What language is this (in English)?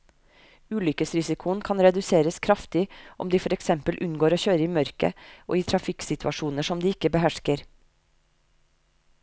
Norwegian